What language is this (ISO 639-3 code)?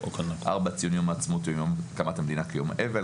heb